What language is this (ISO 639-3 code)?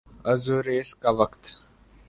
urd